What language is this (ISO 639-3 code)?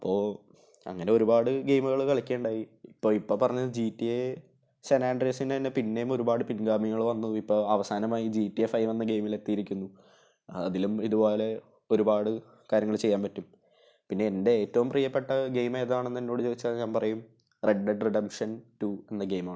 mal